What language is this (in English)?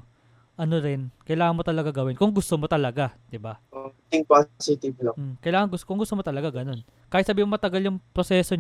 Filipino